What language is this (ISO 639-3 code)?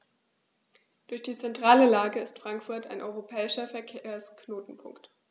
deu